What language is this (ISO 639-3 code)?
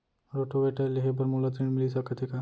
hne